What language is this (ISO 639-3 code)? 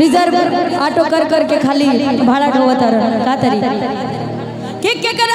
hin